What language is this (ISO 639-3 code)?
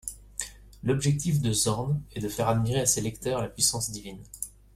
fra